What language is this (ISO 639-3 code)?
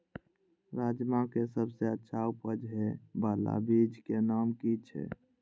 mai